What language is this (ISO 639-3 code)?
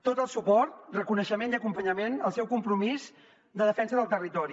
cat